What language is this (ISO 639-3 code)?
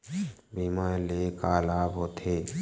hne